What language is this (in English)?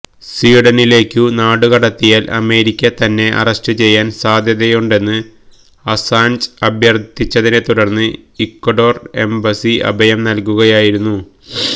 Malayalam